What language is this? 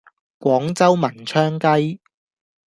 Cantonese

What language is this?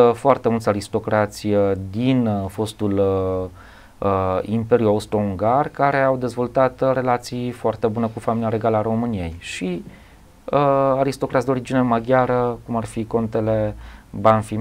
Romanian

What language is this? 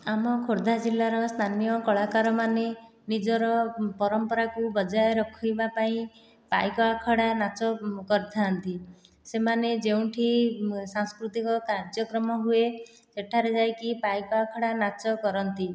Odia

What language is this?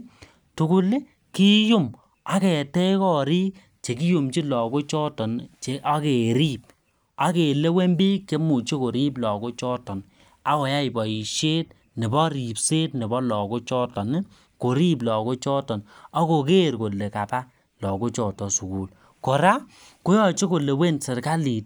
Kalenjin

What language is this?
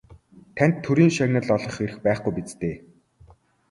Mongolian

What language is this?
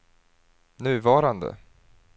Swedish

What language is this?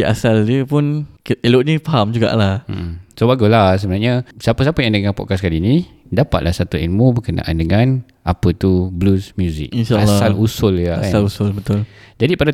Malay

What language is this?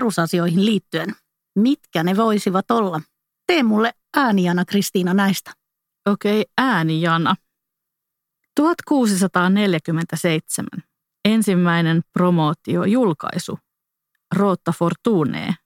Finnish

